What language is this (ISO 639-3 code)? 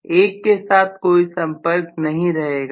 hin